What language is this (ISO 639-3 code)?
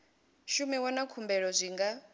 ven